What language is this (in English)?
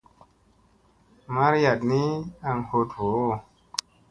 Musey